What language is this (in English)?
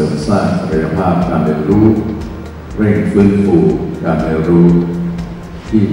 Thai